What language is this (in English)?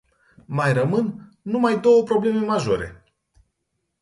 Romanian